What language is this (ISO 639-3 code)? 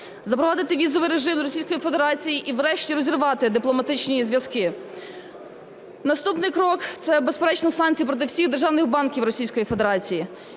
ukr